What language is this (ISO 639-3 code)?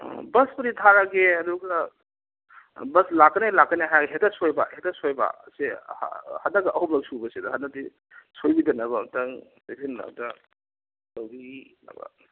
mni